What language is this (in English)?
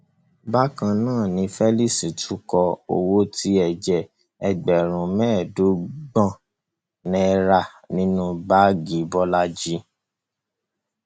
Yoruba